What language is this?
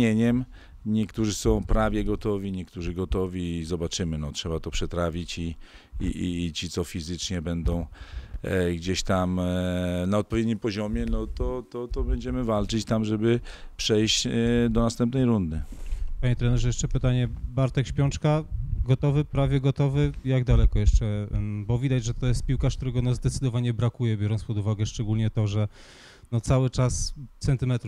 Polish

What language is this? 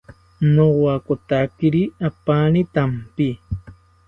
South Ucayali Ashéninka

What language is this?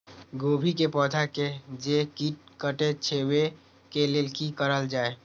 Maithili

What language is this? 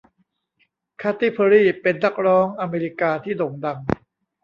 Thai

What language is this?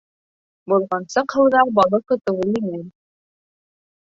Bashkir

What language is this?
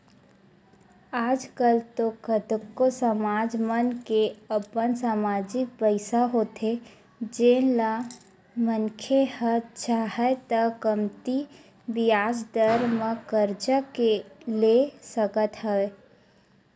Chhattisgarhi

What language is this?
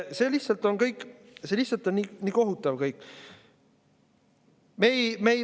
Estonian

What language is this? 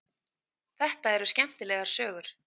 Icelandic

